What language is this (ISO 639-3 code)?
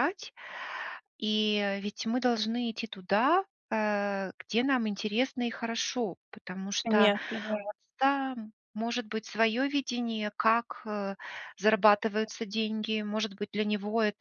rus